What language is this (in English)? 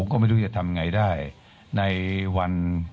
Thai